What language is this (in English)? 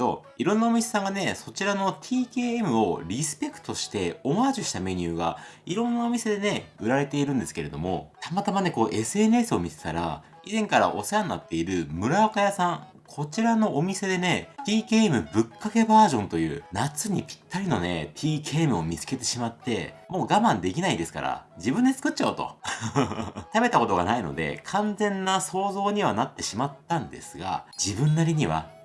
Japanese